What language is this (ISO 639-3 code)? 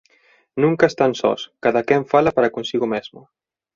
glg